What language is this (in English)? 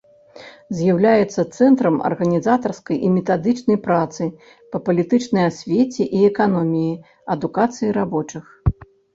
Belarusian